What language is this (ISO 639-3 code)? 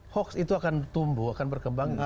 ind